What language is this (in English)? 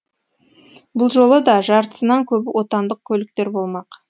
Kazakh